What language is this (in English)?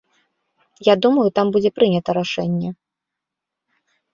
Belarusian